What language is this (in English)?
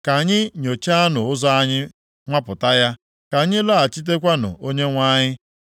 Igbo